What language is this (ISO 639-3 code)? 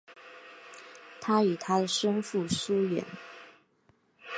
zho